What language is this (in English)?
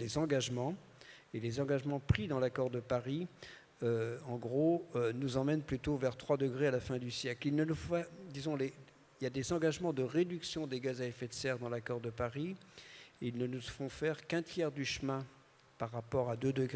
French